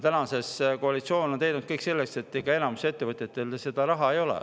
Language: Estonian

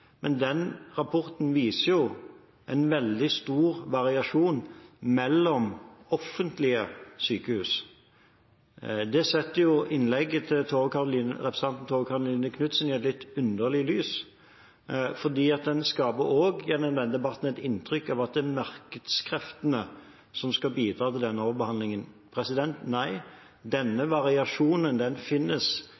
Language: Norwegian Bokmål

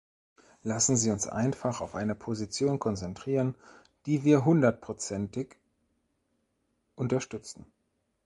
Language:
German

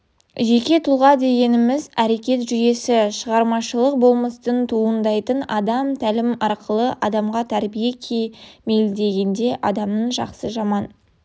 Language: Kazakh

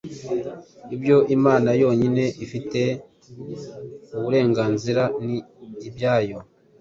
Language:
Kinyarwanda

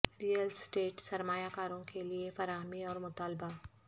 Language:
Urdu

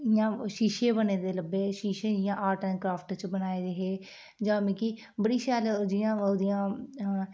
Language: Dogri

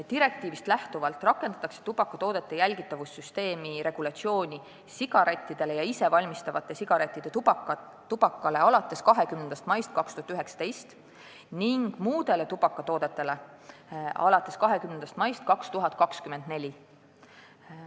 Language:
Estonian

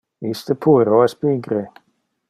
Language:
Interlingua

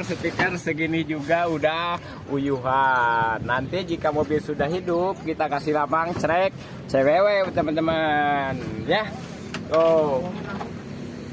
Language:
Indonesian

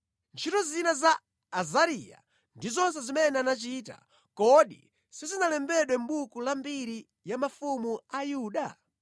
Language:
Nyanja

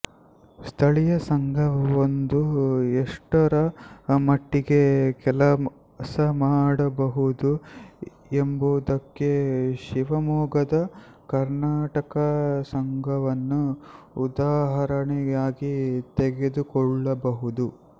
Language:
Kannada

